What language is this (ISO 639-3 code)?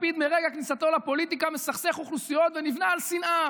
heb